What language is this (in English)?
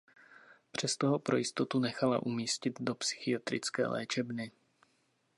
Czech